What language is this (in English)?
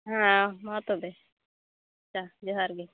Santali